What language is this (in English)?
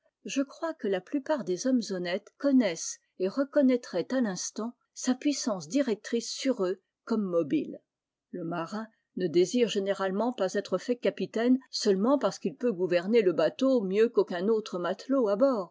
French